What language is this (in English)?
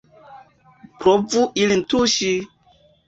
Esperanto